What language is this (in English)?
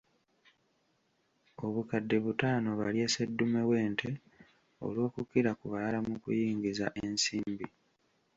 Ganda